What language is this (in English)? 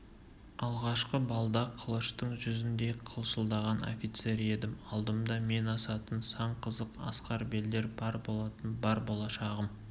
Kazakh